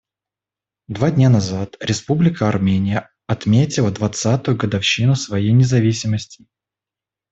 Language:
Russian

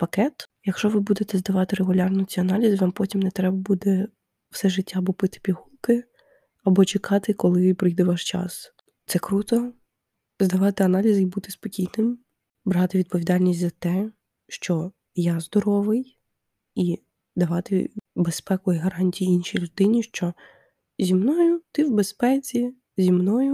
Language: Ukrainian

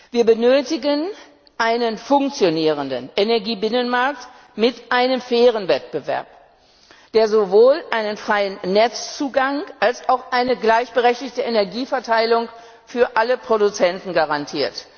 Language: German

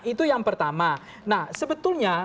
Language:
Indonesian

